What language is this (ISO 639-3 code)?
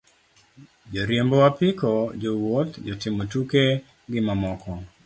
luo